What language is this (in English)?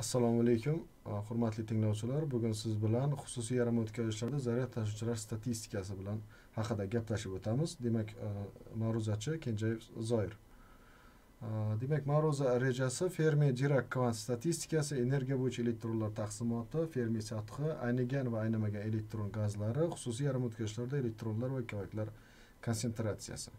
Turkish